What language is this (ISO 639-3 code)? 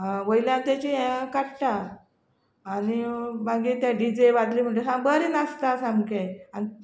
kok